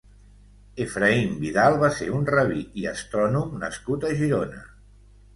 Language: Catalan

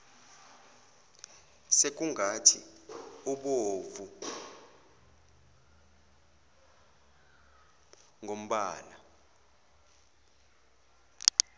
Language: Zulu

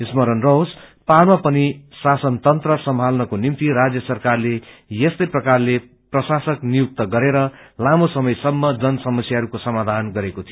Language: Nepali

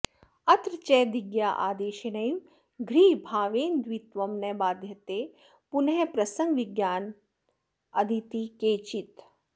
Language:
Sanskrit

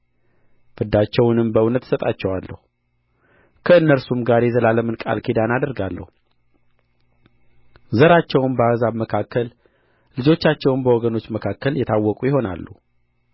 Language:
Amharic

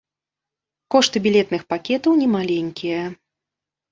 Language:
Belarusian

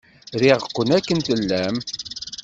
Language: Kabyle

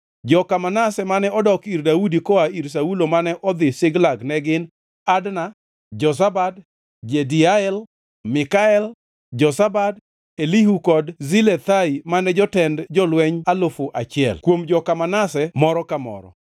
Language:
Luo (Kenya and Tanzania)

